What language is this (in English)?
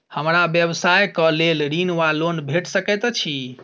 Maithili